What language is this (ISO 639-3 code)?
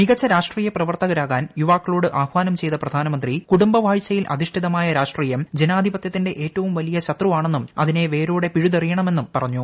mal